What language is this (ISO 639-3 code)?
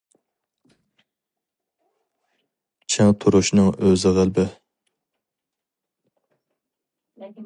uig